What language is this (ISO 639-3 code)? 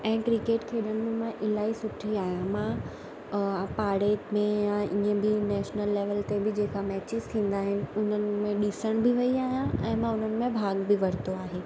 snd